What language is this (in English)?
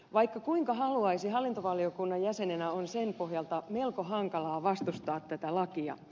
Finnish